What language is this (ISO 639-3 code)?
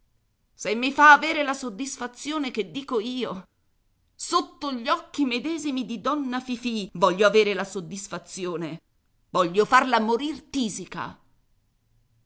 ita